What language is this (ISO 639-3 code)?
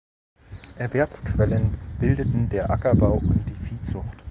deu